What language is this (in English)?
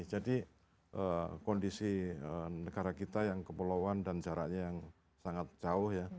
Indonesian